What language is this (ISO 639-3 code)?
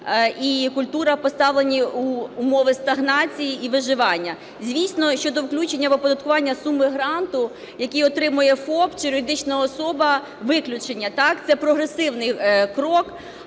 ukr